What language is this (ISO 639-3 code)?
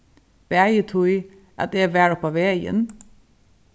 fao